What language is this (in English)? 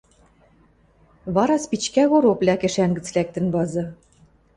Western Mari